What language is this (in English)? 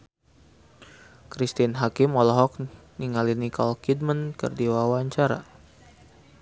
Sundanese